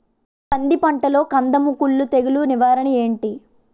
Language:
Telugu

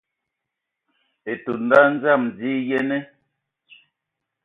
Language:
Ewondo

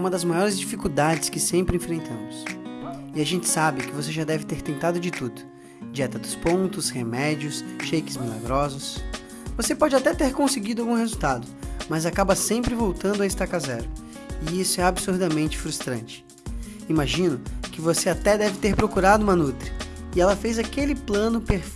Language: Portuguese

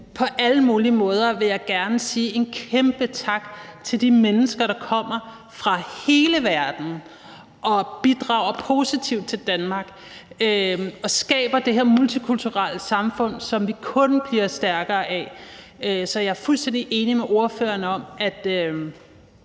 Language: Danish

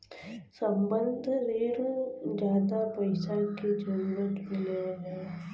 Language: Bhojpuri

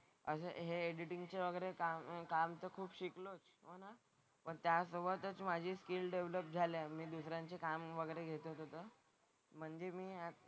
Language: Marathi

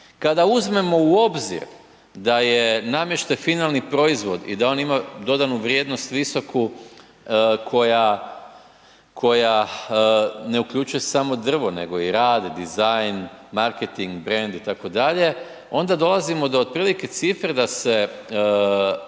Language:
Croatian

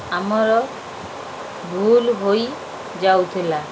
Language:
Odia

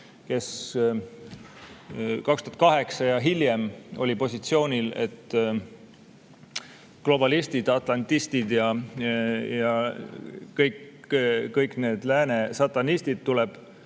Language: Estonian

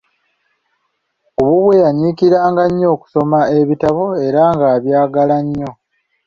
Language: Ganda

